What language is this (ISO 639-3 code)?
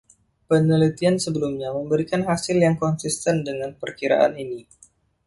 ind